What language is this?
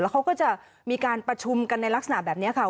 Thai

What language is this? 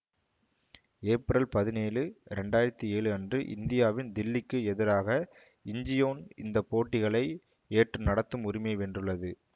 Tamil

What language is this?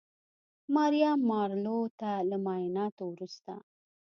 Pashto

